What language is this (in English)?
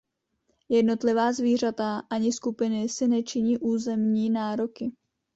Czech